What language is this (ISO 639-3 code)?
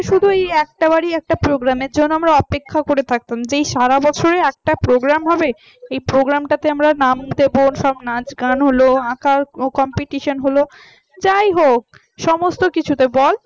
ben